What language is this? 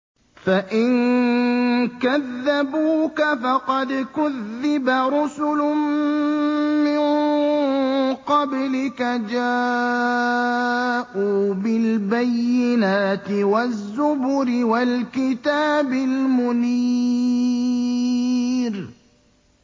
Arabic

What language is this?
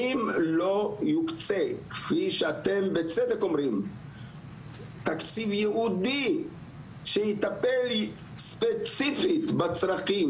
Hebrew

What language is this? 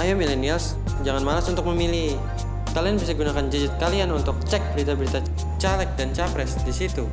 Indonesian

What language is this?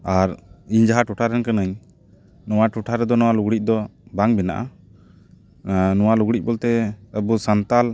Santali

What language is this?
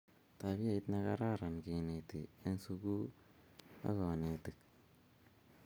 Kalenjin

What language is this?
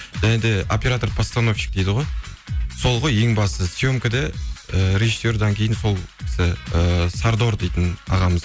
Kazakh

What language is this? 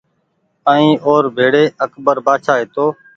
Goaria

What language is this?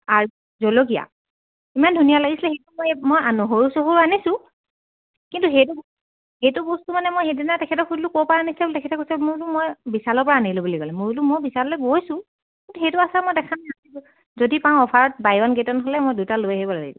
Assamese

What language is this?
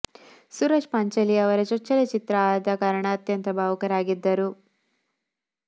Kannada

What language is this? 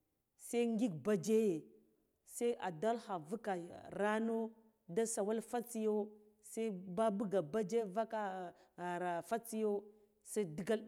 Guduf-Gava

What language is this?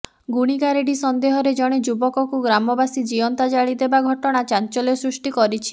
Odia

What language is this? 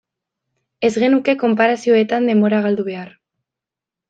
Basque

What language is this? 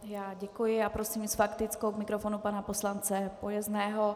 Czech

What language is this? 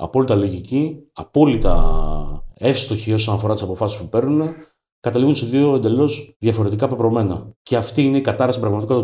Greek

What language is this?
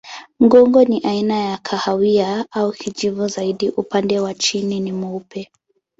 Swahili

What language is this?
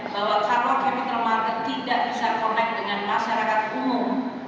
Indonesian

